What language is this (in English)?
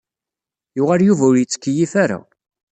Kabyle